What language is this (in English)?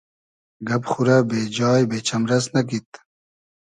Hazaragi